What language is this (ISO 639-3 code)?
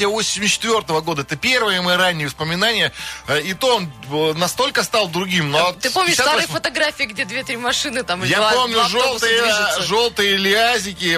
rus